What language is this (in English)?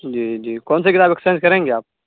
Urdu